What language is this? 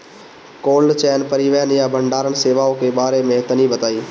Bhojpuri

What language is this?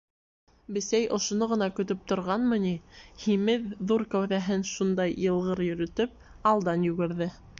Bashkir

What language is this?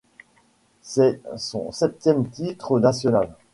French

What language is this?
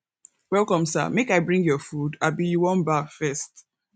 Nigerian Pidgin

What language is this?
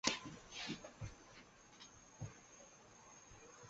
Chinese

